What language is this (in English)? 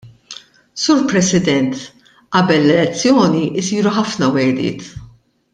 Maltese